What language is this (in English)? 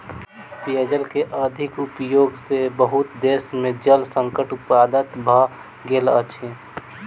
Maithili